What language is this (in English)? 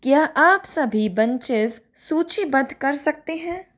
Hindi